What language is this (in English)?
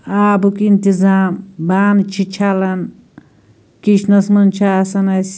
Kashmiri